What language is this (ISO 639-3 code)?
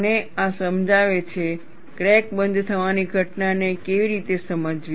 guj